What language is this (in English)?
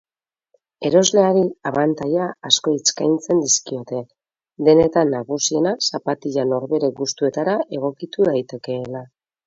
Basque